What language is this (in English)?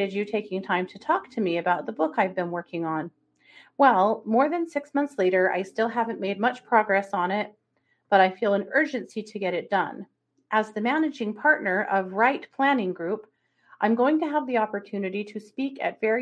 English